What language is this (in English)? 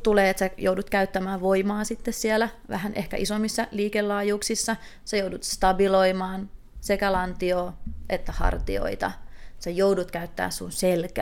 Finnish